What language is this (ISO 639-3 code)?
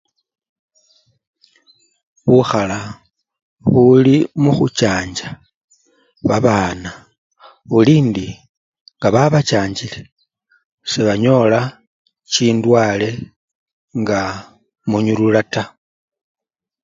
luy